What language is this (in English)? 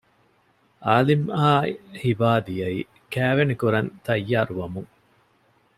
Divehi